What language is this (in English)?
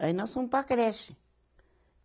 Portuguese